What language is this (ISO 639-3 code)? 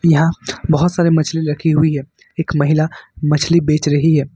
hin